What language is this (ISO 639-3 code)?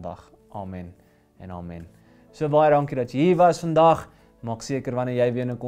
nld